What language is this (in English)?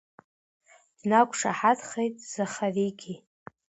Abkhazian